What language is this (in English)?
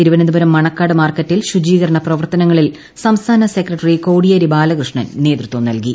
Malayalam